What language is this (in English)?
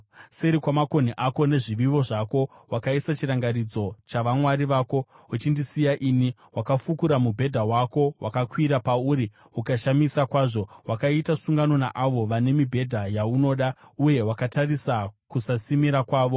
Shona